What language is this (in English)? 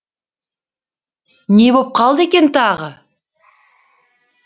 Kazakh